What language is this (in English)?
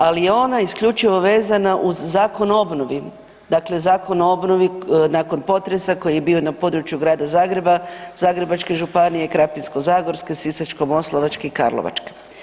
Croatian